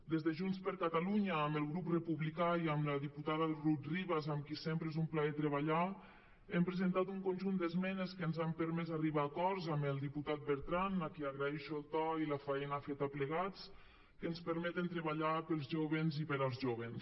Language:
Catalan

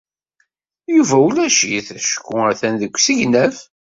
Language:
Kabyle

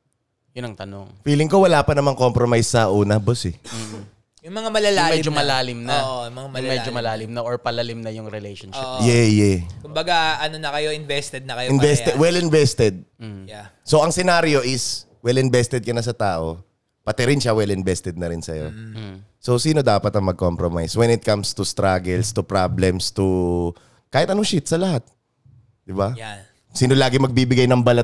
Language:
Filipino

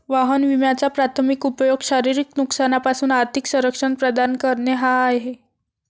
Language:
Marathi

